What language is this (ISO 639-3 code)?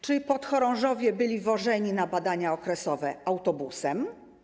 pol